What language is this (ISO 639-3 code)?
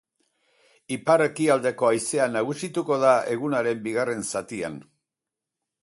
eus